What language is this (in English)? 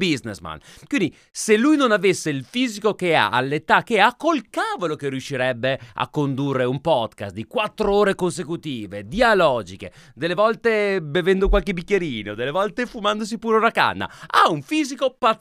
Italian